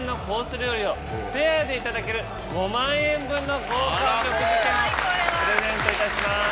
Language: Japanese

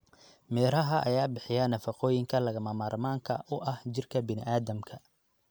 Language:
Somali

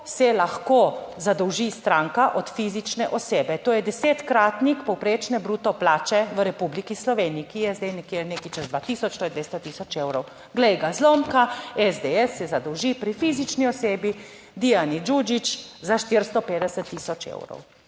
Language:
Slovenian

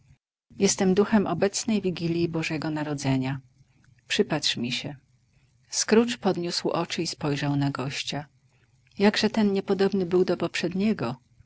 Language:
Polish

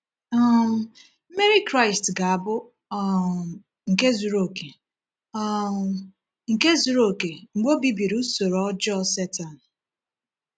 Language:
Igbo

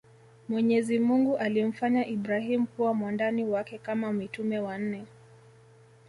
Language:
Swahili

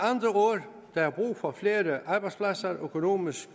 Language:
Danish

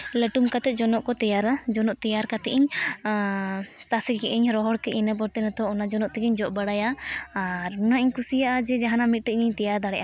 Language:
Santali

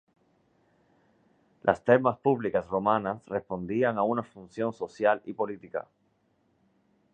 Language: Spanish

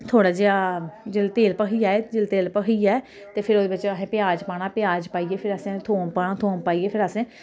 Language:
Dogri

